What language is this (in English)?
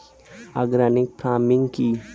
Bangla